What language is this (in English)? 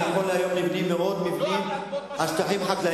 Hebrew